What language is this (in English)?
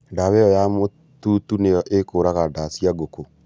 Kikuyu